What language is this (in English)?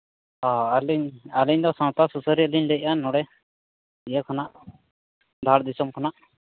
Santali